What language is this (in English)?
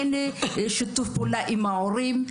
Hebrew